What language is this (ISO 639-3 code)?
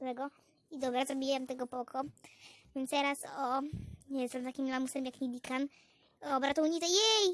pol